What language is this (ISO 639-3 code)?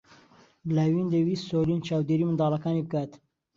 ckb